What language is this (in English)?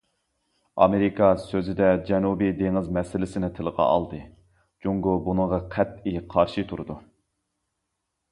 Uyghur